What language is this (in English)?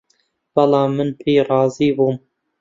Central Kurdish